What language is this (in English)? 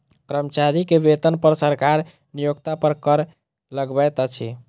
Maithili